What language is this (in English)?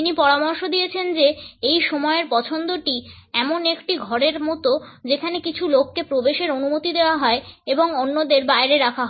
Bangla